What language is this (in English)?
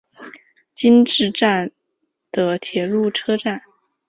Chinese